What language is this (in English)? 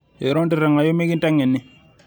Masai